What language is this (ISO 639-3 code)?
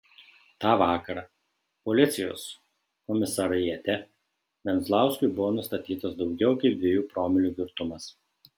lit